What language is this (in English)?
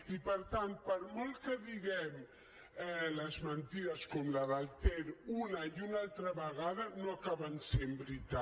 Catalan